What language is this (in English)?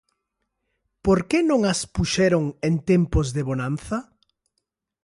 Galician